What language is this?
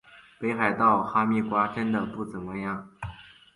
Chinese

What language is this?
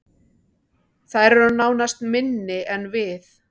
Icelandic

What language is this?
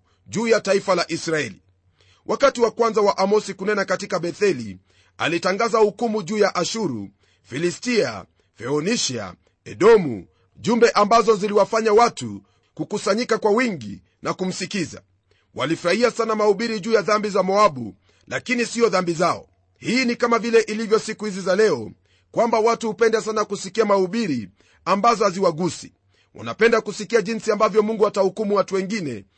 Swahili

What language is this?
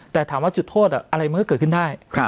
Thai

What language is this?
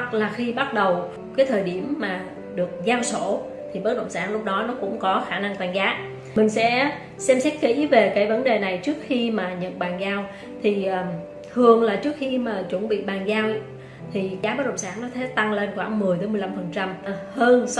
Vietnamese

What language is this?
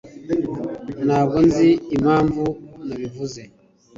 Kinyarwanda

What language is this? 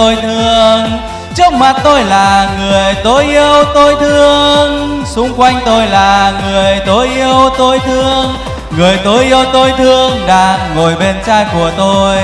Vietnamese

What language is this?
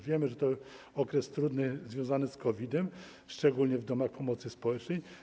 Polish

